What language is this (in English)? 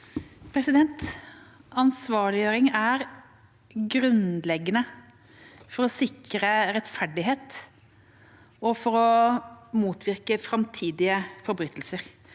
Norwegian